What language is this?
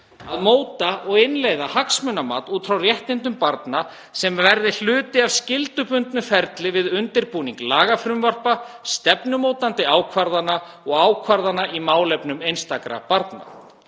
Icelandic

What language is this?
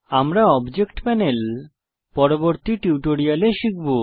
Bangla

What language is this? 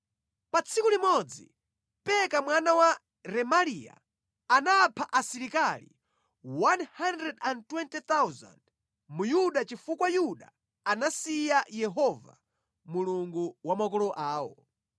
Nyanja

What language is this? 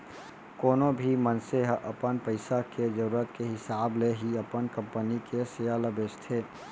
Chhattisgarhi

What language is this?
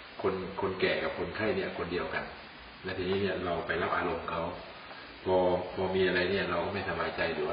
Thai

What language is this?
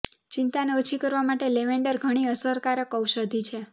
Gujarati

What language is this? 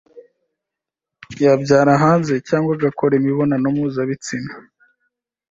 Kinyarwanda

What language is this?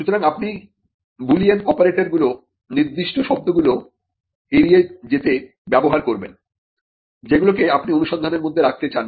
Bangla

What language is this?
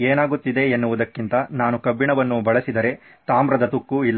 Kannada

